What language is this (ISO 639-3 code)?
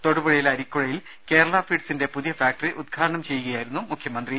mal